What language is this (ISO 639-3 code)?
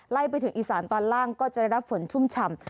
tha